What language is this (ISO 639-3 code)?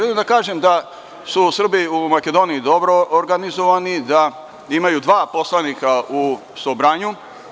srp